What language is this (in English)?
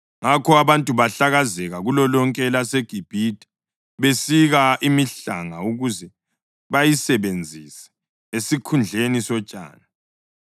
North Ndebele